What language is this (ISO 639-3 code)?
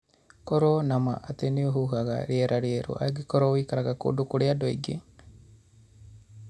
kik